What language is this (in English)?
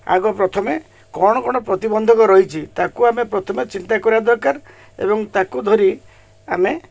Odia